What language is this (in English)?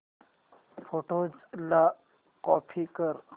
Marathi